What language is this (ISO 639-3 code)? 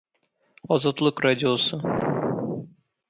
tat